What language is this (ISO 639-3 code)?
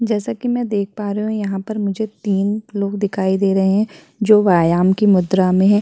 hin